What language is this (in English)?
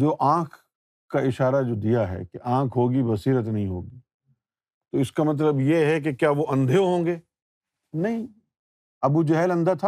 Urdu